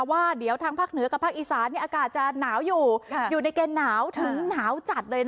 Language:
Thai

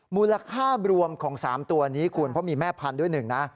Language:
Thai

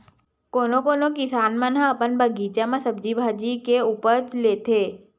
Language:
Chhattisgarhi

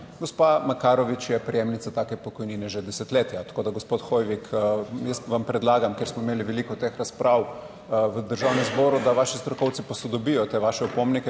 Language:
Slovenian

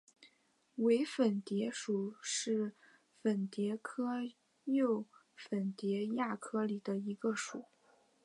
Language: Chinese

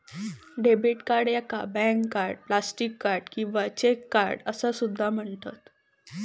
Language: Marathi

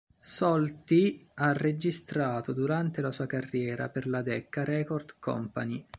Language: Italian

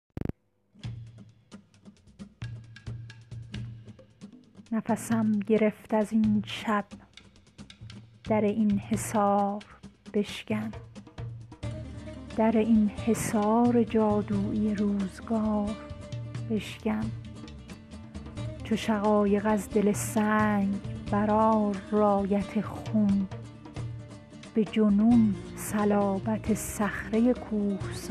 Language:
Persian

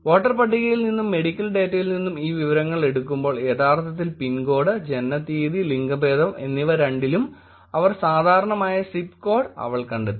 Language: Malayalam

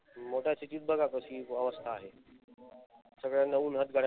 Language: Marathi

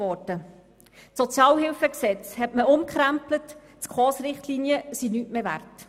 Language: Swiss German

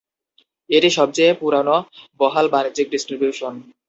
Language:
Bangla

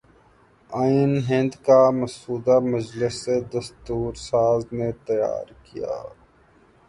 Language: Urdu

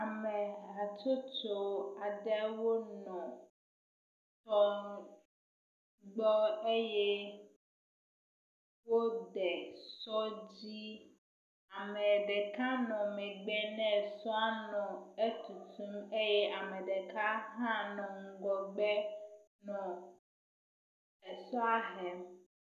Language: Ewe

